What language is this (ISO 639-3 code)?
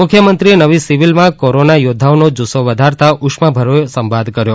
guj